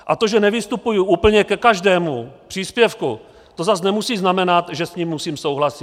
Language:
Czech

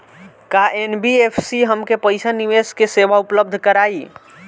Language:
Bhojpuri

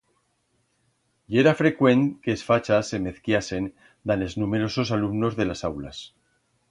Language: Aragonese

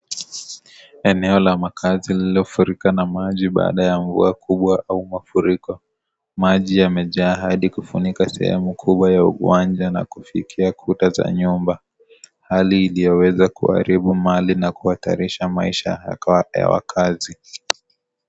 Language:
Swahili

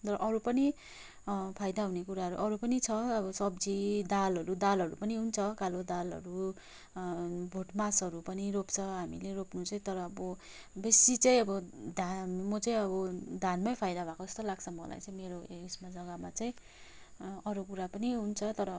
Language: Nepali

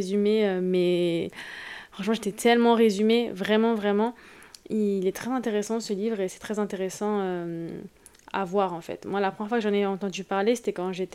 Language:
French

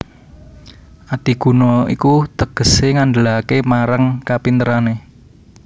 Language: Javanese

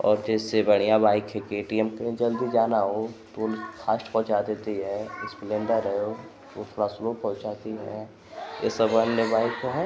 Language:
Hindi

